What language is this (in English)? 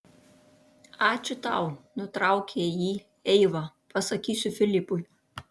Lithuanian